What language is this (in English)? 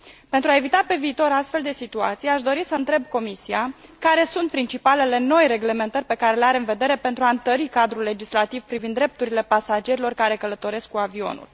Romanian